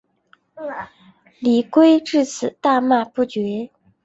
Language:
Chinese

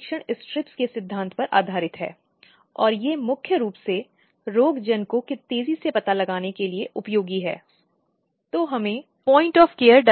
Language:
Hindi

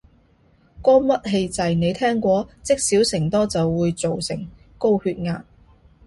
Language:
Cantonese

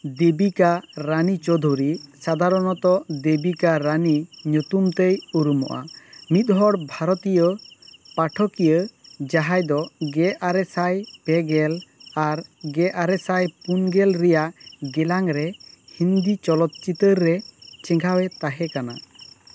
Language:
Santali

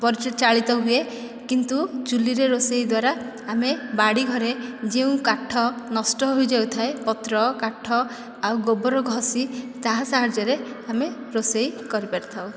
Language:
Odia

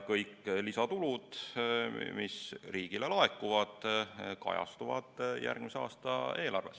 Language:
Estonian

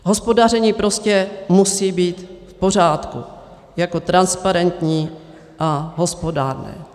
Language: Czech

